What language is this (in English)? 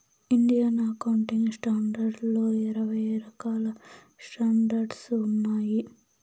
Telugu